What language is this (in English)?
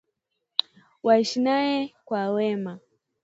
Swahili